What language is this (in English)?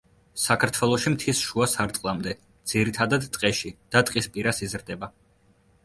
Georgian